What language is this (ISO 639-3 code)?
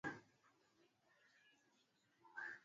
swa